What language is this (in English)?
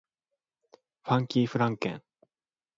Japanese